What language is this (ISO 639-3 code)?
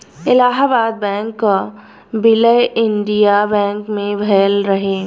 bho